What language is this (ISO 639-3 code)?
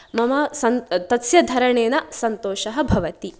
san